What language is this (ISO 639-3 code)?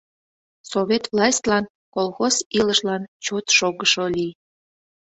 chm